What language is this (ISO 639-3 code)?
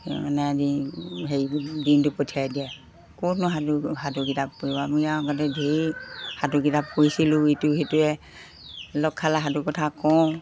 asm